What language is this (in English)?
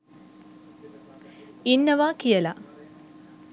Sinhala